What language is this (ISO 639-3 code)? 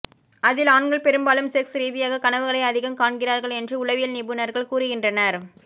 tam